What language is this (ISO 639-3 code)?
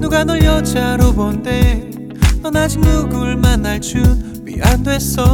kor